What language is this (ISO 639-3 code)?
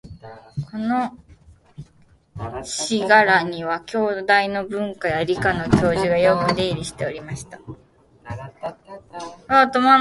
jpn